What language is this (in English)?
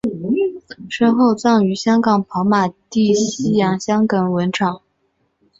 Chinese